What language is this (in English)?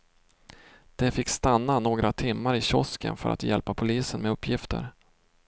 Swedish